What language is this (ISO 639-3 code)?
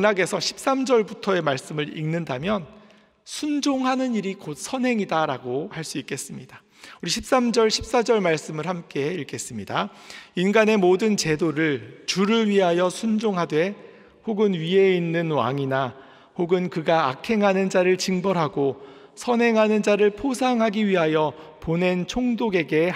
kor